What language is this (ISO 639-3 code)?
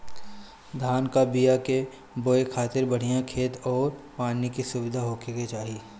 bho